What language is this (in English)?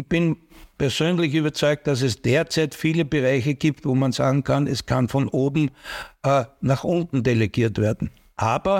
German